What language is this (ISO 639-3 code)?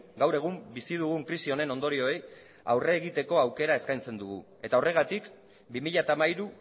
eus